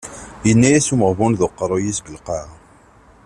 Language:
Kabyle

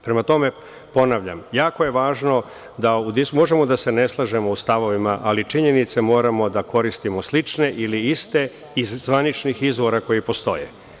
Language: Serbian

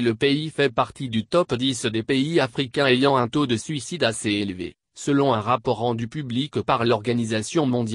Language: French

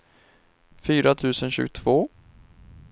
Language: Swedish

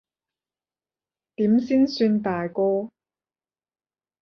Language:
Cantonese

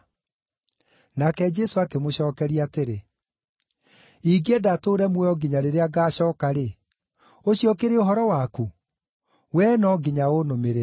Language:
Kikuyu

